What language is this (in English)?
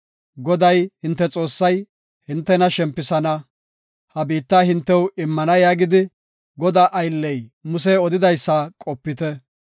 Gofa